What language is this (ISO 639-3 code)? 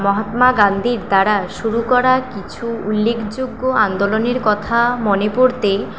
ben